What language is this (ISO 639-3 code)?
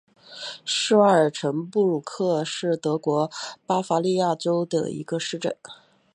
zho